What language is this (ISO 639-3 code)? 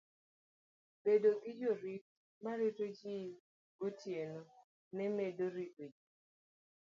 luo